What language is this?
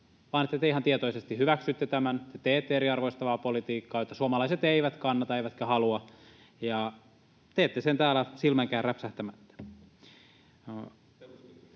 Finnish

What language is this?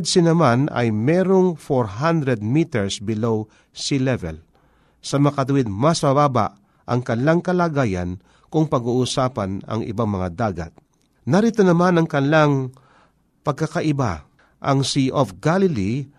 Filipino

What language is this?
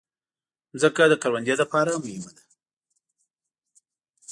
Pashto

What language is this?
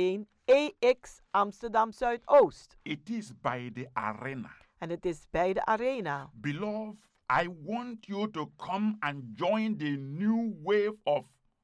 Dutch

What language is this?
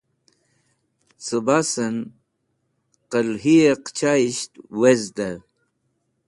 Wakhi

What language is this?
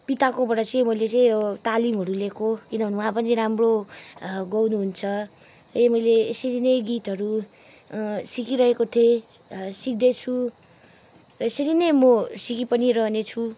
Nepali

